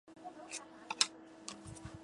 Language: Chinese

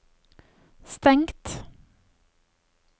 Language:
Norwegian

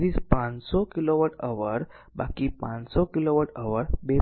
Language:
Gujarati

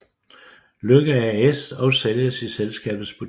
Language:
Danish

